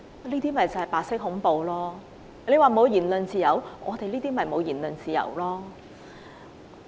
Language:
Cantonese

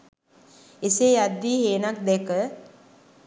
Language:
Sinhala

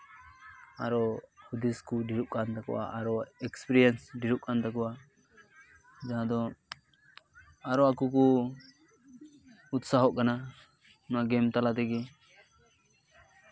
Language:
Santali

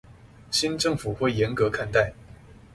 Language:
Chinese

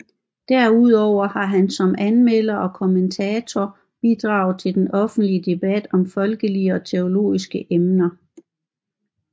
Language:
Danish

